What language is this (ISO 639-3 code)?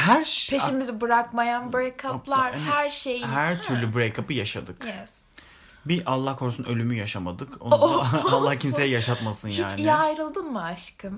tur